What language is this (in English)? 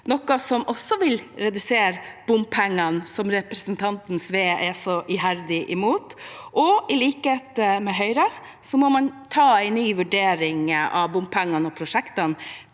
Norwegian